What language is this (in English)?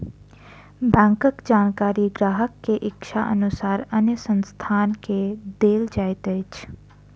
Maithili